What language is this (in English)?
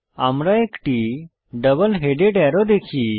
Bangla